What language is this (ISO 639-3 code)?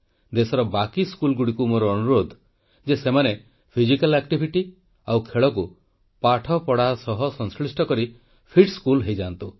ori